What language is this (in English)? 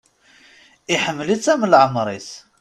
Kabyle